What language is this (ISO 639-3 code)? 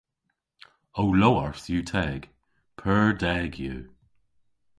cor